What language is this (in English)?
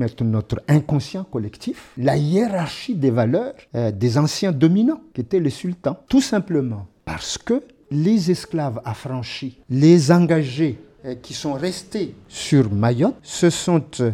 French